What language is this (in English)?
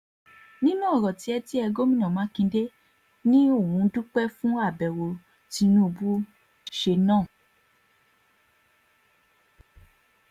Yoruba